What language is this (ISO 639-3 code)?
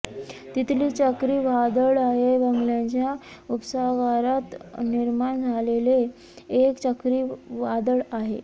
mar